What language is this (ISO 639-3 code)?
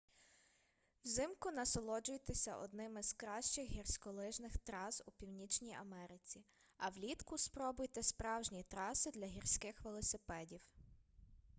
ukr